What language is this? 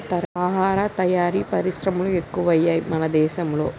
Telugu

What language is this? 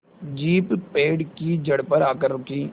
Hindi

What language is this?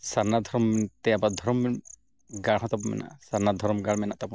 Santali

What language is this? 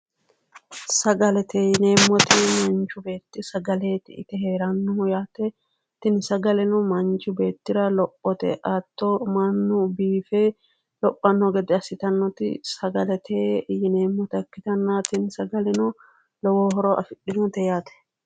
Sidamo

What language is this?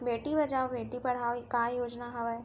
Chhattisgarhi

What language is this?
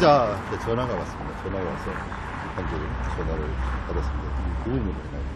Korean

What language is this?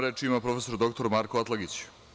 Serbian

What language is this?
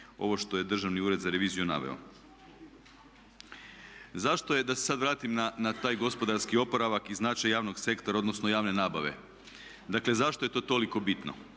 Croatian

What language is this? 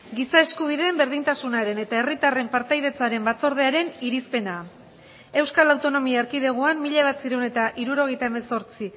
Basque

